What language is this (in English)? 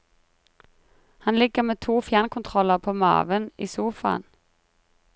Norwegian